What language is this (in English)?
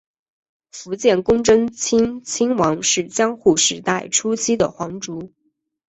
Chinese